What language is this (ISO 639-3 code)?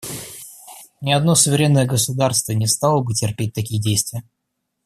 rus